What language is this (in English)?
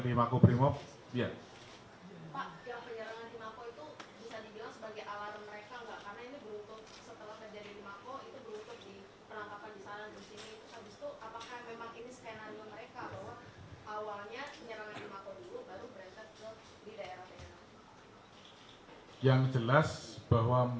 Indonesian